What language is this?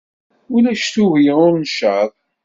Kabyle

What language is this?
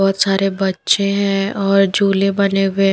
Hindi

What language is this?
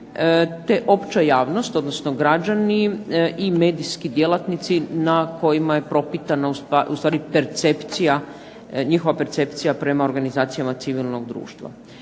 Croatian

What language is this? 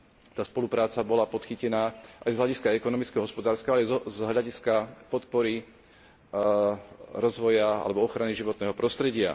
Slovak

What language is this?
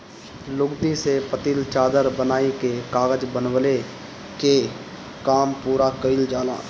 Bhojpuri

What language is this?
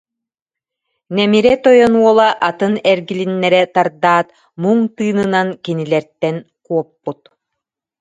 Yakut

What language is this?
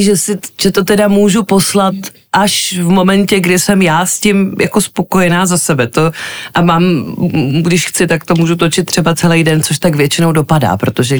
Czech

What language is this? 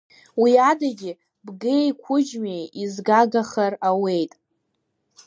Abkhazian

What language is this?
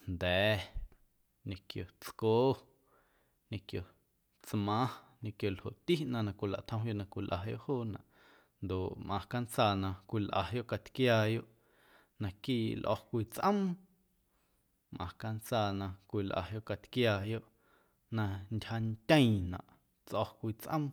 Guerrero Amuzgo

